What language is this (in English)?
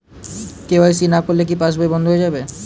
Bangla